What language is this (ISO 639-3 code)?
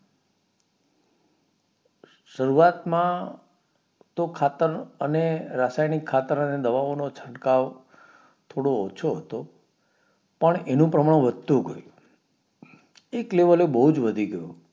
guj